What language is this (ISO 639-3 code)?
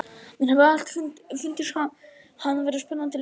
isl